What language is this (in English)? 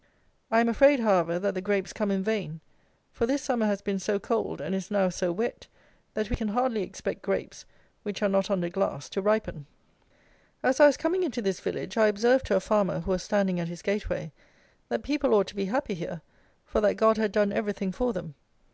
English